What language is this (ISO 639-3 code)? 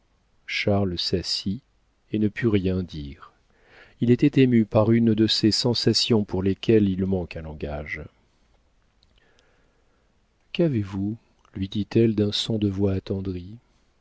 fra